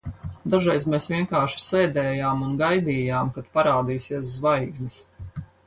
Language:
Latvian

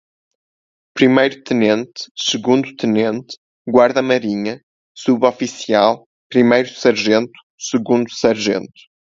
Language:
Portuguese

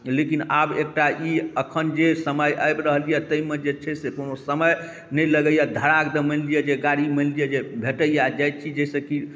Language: Maithili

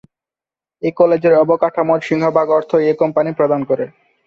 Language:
Bangla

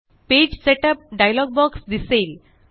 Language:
Marathi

